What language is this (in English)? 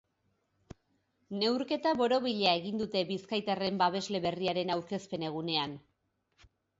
Basque